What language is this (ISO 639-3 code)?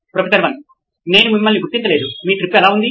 tel